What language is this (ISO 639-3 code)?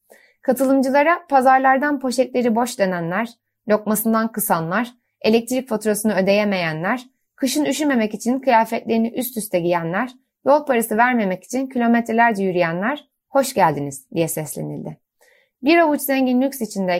tur